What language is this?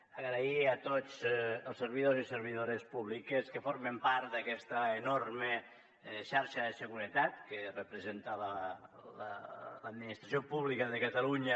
Catalan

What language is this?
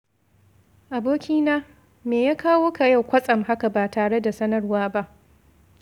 Hausa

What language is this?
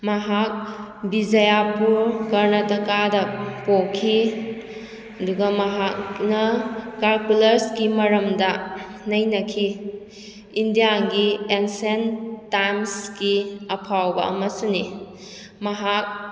Manipuri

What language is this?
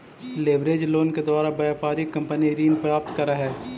Magahi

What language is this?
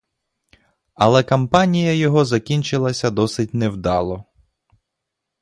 Ukrainian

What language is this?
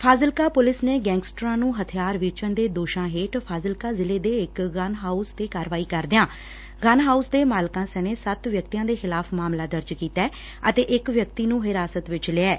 Punjabi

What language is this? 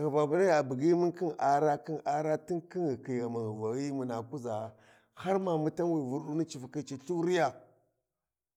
Warji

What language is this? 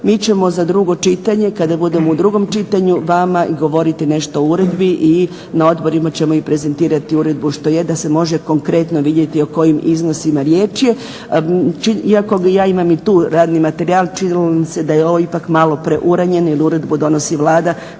Croatian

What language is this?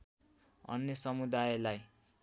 Nepali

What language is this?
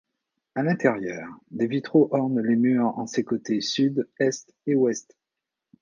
French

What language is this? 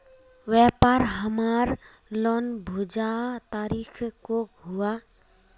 Magahi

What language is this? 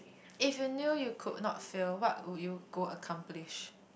English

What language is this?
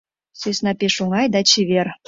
Mari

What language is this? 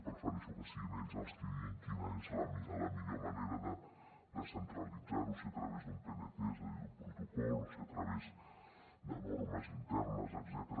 Catalan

